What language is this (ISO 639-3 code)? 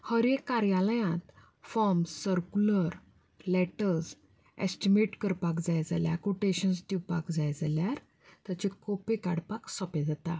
kok